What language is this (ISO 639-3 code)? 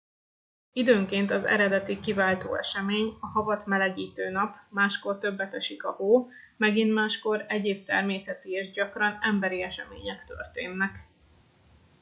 hun